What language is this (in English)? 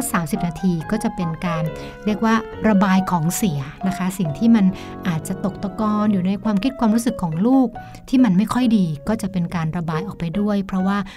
Thai